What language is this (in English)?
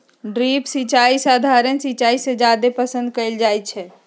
Magahi